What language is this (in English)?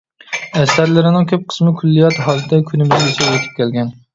Uyghur